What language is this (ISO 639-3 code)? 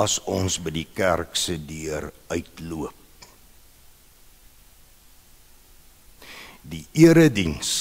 nld